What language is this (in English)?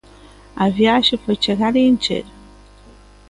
Galician